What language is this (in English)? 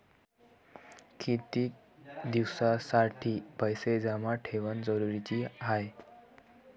Marathi